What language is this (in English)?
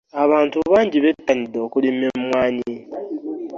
Ganda